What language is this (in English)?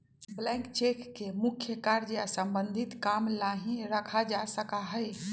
Magahi